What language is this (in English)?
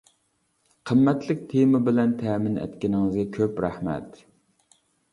Uyghur